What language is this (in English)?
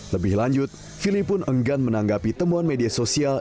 Indonesian